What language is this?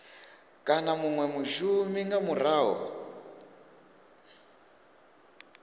Venda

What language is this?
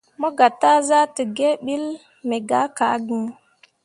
Mundang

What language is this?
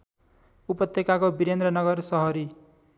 Nepali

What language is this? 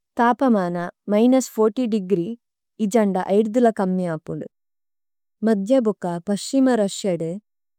Tulu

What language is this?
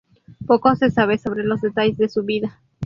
Spanish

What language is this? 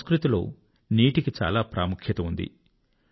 Telugu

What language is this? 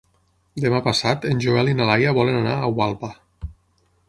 Catalan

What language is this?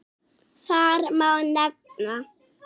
Icelandic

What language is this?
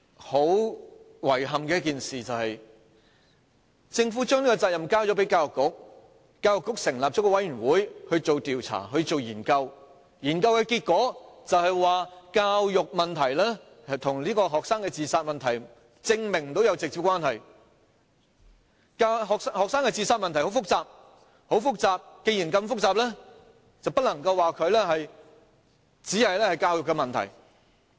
Cantonese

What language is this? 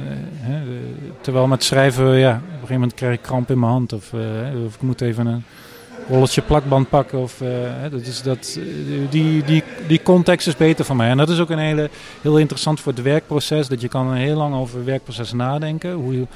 Dutch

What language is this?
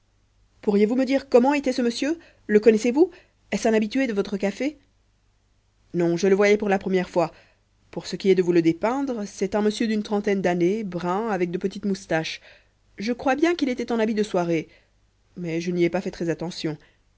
French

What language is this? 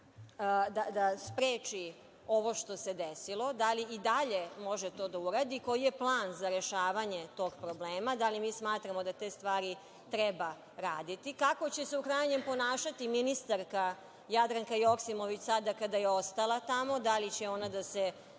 Serbian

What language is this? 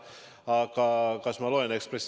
Estonian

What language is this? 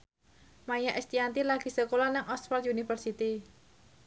Javanese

